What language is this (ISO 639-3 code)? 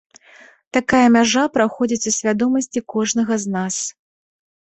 bel